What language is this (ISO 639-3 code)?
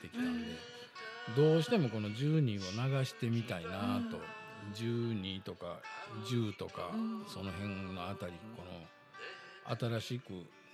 jpn